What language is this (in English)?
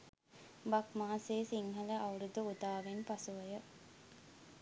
Sinhala